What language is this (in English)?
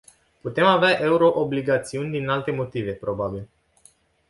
Romanian